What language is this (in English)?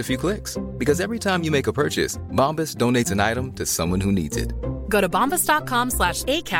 Swedish